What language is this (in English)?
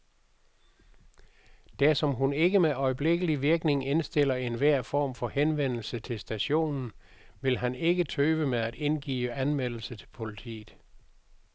Danish